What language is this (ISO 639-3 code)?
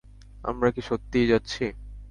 ben